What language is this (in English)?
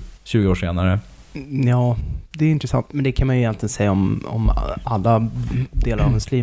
Swedish